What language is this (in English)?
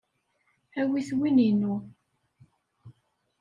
Kabyle